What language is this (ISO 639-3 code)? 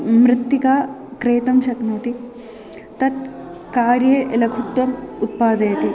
san